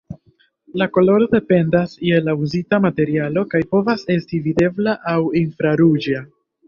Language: Esperanto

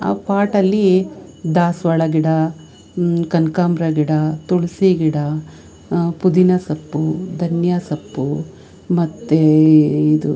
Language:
Kannada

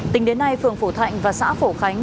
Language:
Vietnamese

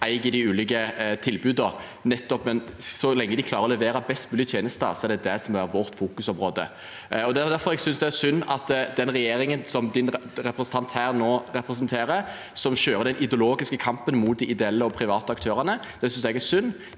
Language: Norwegian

